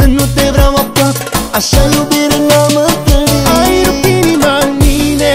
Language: Romanian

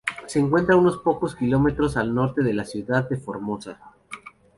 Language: Spanish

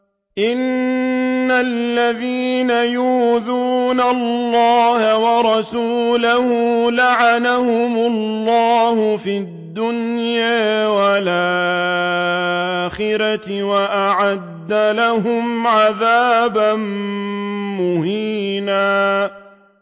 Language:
Arabic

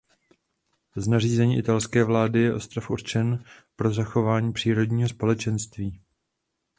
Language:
Czech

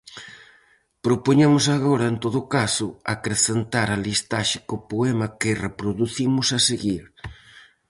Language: Galician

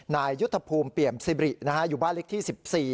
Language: Thai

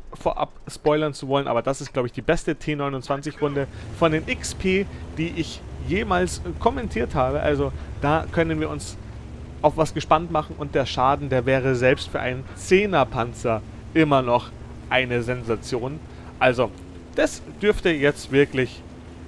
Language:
German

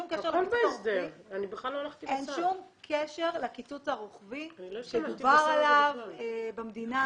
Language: Hebrew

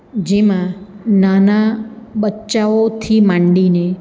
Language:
Gujarati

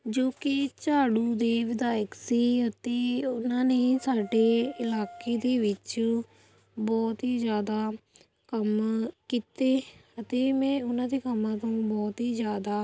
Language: Punjabi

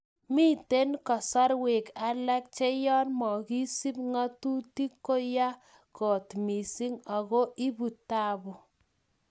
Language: Kalenjin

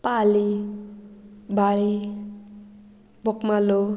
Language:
Konkani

